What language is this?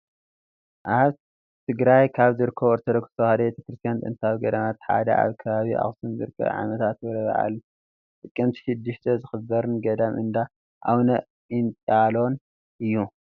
Tigrinya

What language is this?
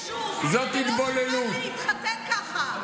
Hebrew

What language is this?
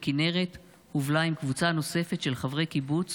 Hebrew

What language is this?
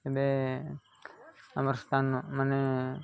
Odia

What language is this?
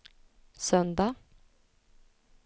Swedish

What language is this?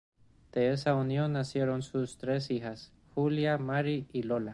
Spanish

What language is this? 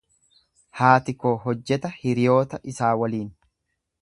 Oromo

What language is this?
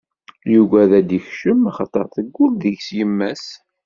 Kabyle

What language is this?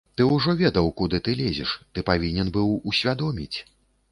Belarusian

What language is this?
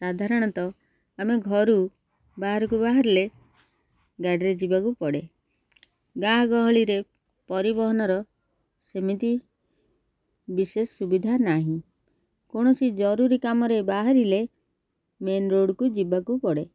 Odia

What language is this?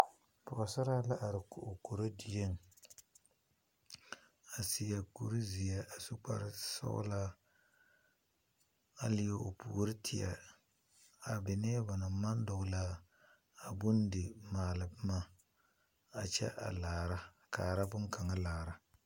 Southern Dagaare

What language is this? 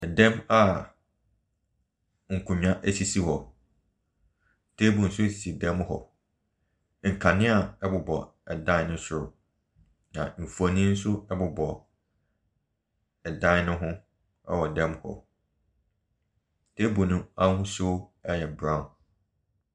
Akan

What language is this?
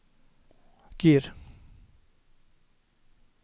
Norwegian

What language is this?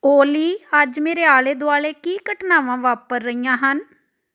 Punjabi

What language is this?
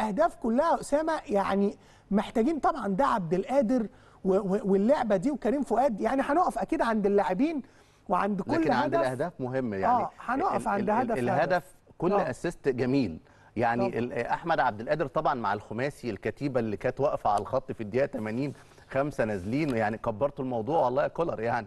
Arabic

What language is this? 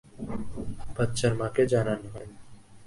Bangla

